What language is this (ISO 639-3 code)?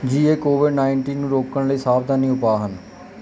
pan